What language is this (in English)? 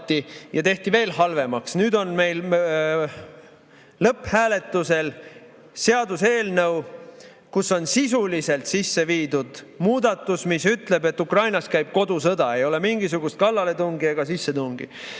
Estonian